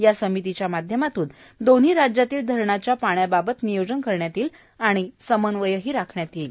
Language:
Marathi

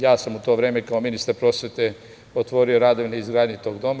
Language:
Serbian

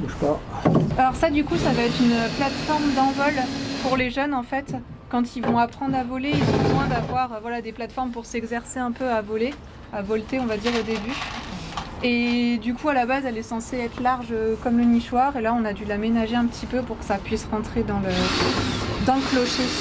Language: French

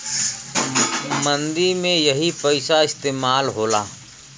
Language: Bhojpuri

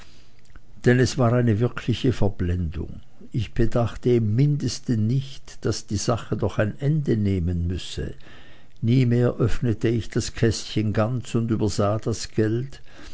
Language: German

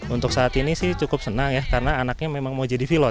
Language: Indonesian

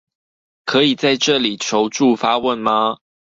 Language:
Chinese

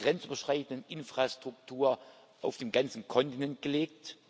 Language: German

